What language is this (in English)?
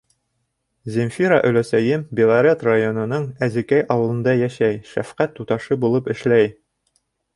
Bashkir